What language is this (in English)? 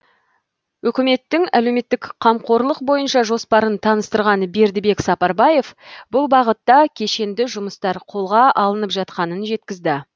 Kazakh